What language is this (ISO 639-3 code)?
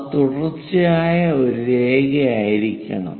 mal